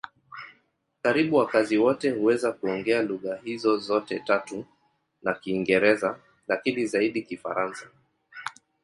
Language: Swahili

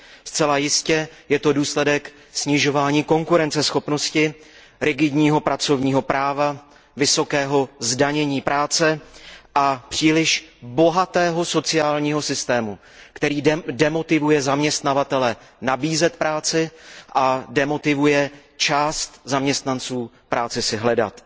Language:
Czech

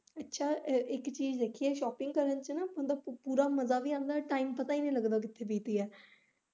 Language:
Punjabi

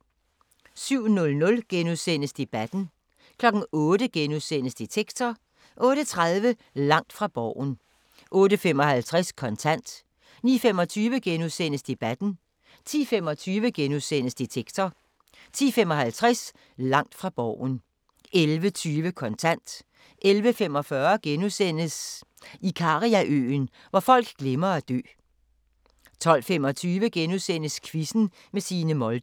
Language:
Danish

